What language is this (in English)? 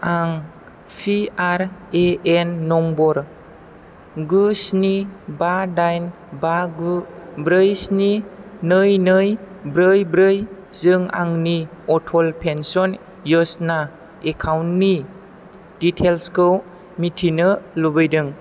Bodo